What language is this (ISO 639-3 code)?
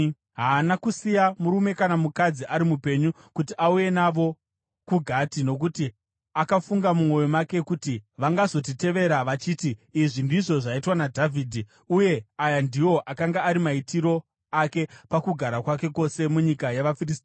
sna